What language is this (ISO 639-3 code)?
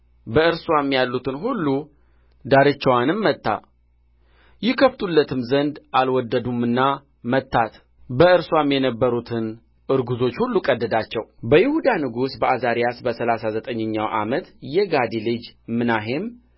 amh